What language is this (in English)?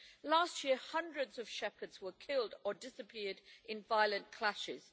English